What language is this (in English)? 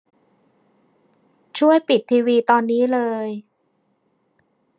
Thai